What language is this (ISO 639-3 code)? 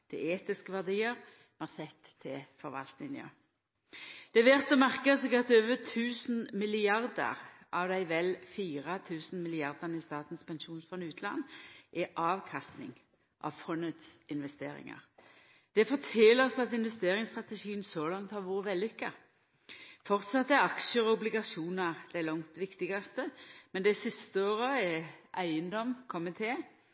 nno